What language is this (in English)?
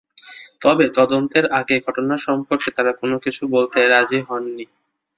Bangla